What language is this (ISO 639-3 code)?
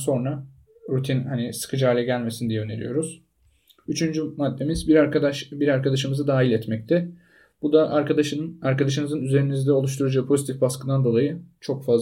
tur